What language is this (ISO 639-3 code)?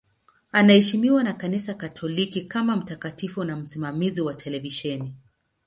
swa